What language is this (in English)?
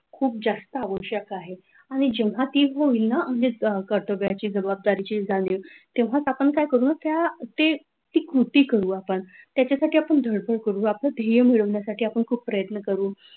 Marathi